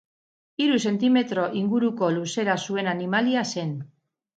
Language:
Basque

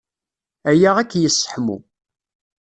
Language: Kabyle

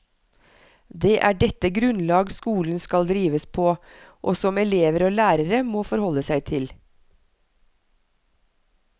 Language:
Norwegian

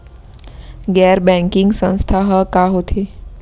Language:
Chhattisgarhi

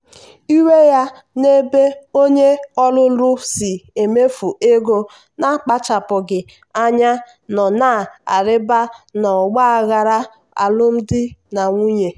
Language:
Igbo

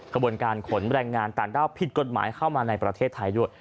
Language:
Thai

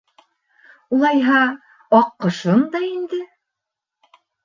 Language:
Bashkir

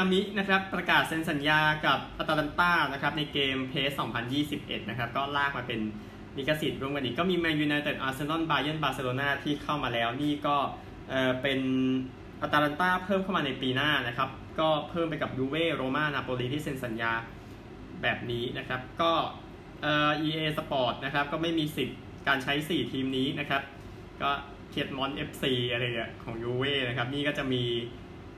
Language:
Thai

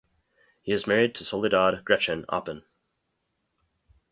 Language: English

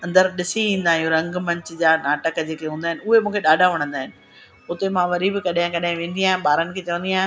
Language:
Sindhi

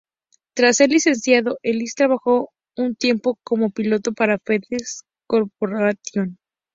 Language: Spanish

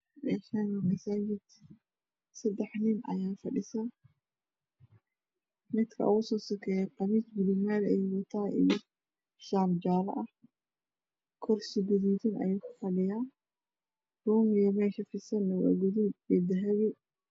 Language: Somali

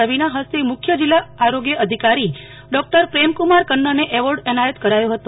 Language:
Gujarati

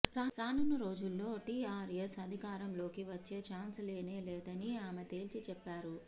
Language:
Telugu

